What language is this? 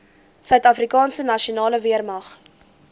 Afrikaans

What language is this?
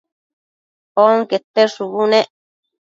Matsés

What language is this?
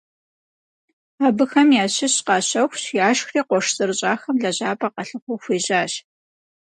Kabardian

